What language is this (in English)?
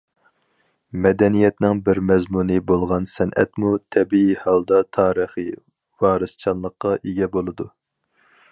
Uyghur